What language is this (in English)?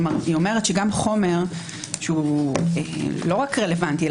Hebrew